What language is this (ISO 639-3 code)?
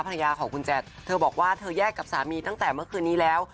tha